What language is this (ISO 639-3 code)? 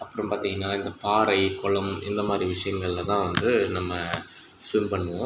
tam